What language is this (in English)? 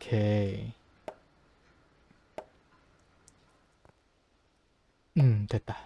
Korean